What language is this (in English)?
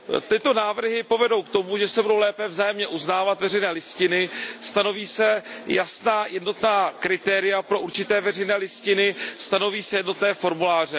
Czech